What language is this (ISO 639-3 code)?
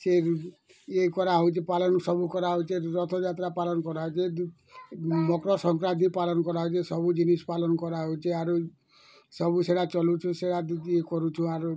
ori